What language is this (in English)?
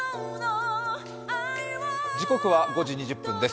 Japanese